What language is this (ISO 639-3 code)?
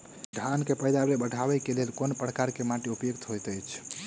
mai